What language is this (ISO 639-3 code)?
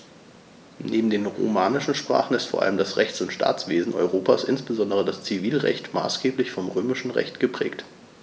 deu